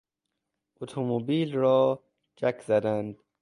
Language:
Persian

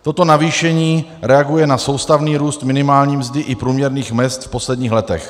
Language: Czech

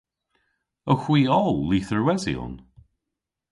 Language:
Cornish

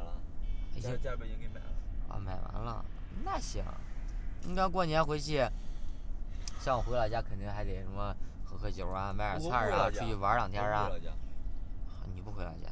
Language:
Chinese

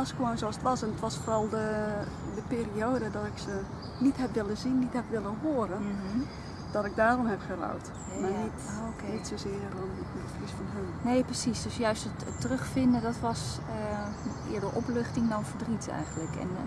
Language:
Dutch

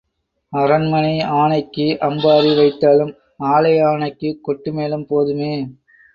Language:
Tamil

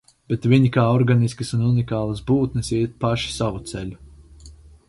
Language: Latvian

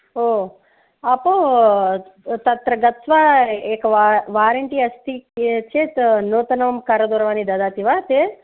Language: Sanskrit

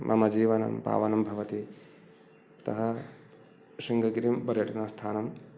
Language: Sanskrit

